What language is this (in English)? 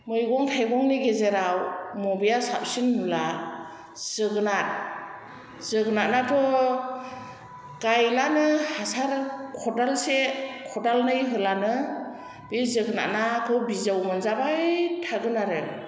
Bodo